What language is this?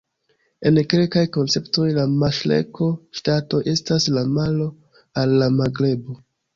Esperanto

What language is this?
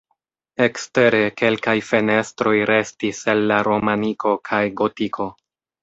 Esperanto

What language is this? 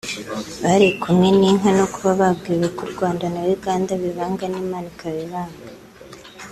Kinyarwanda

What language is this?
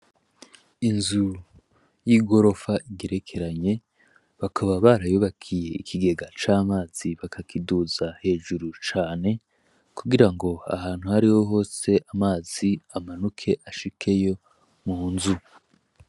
Rundi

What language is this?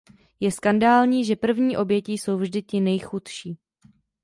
Czech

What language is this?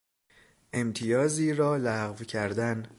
Persian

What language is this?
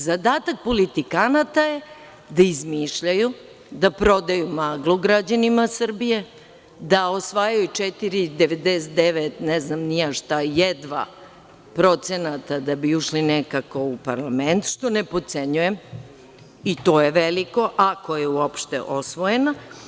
Serbian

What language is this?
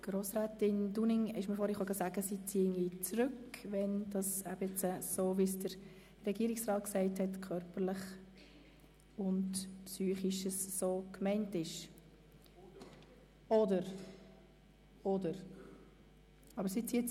Swiss German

